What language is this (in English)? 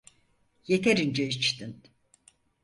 Turkish